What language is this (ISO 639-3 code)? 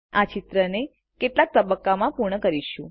guj